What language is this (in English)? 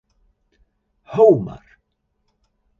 Western Frisian